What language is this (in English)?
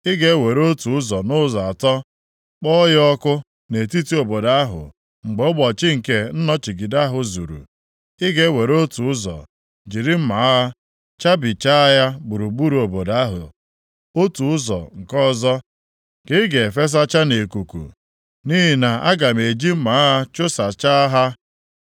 Igbo